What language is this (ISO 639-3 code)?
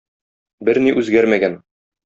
tat